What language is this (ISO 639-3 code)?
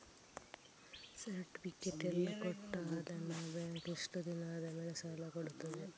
kan